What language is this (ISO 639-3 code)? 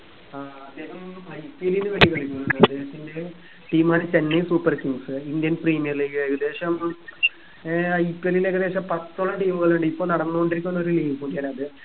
mal